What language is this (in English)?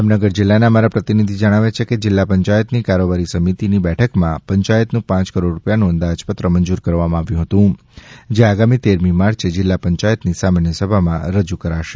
Gujarati